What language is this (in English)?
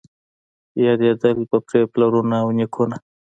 Pashto